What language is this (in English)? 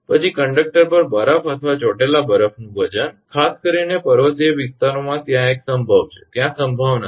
Gujarati